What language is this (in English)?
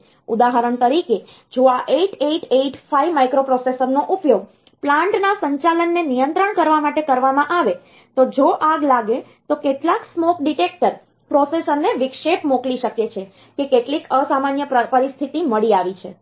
Gujarati